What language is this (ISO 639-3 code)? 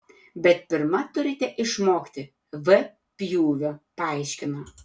lit